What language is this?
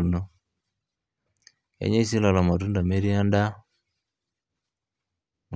Masai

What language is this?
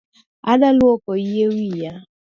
Luo (Kenya and Tanzania)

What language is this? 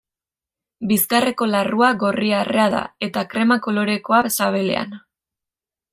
Basque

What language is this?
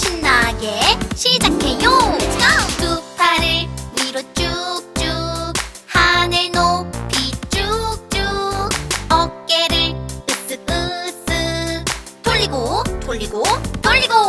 Korean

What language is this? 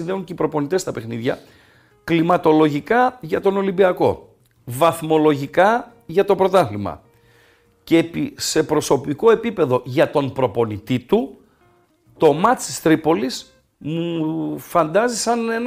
Greek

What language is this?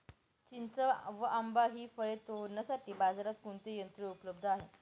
Marathi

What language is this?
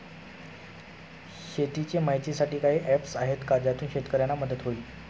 Marathi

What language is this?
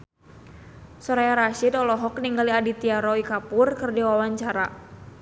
Sundanese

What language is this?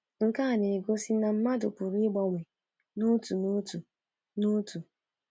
Igbo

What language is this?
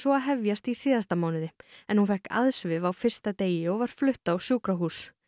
Icelandic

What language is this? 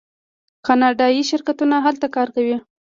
Pashto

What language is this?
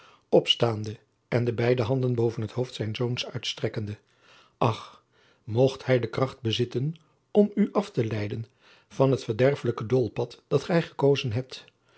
Dutch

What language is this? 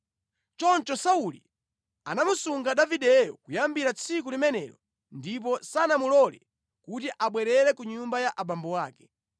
Nyanja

